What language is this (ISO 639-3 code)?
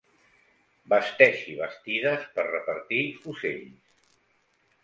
cat